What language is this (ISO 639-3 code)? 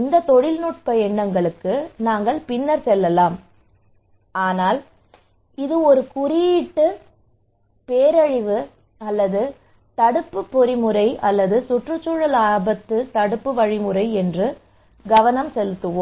tam